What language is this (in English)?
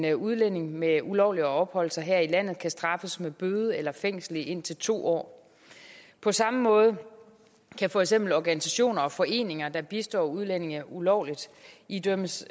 Danish